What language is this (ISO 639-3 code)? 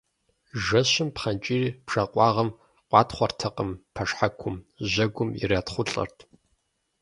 kbd